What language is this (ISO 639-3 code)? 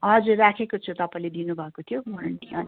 nep